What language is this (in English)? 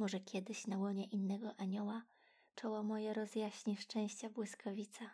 Polish